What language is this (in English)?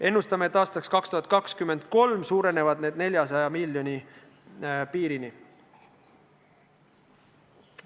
Estonian